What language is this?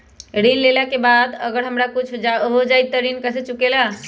Magahi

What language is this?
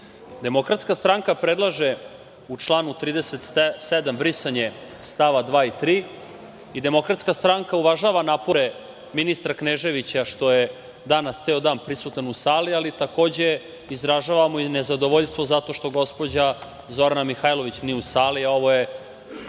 Serbian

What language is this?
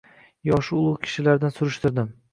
Uzbek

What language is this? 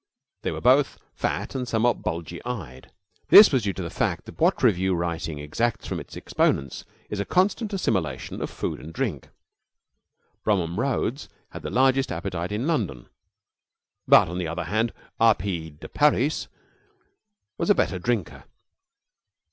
English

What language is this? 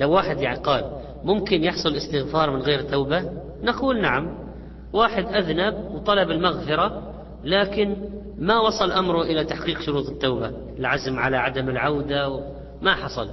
Arabic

